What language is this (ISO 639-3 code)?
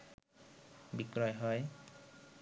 ben